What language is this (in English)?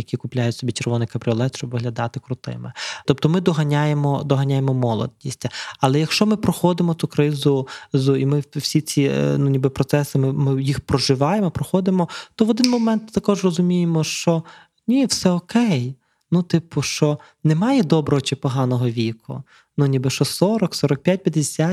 Ukrainian